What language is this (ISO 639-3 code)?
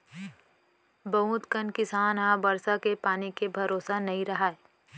hne